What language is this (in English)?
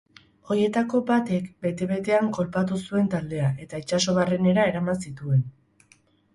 Basque